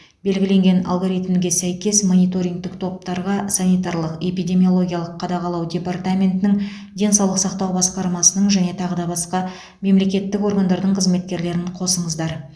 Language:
Kazakh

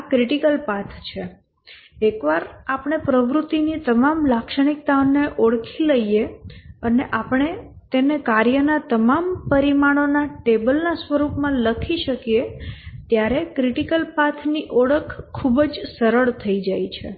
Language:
Gujarati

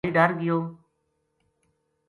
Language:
Gujari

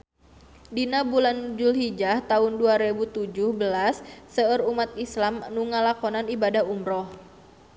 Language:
Sundanese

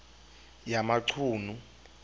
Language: Xhosa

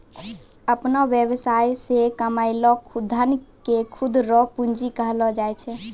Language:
Maithili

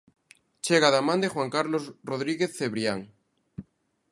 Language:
Galician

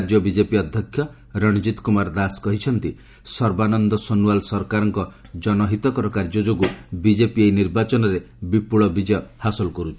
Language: Odia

